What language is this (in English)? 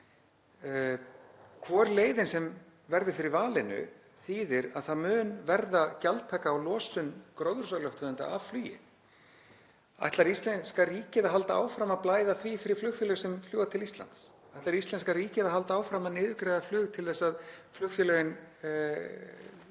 Icelandic